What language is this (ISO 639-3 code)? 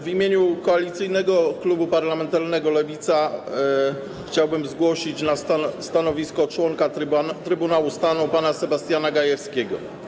pol